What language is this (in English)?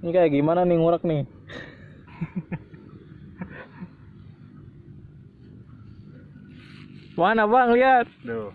Indonesian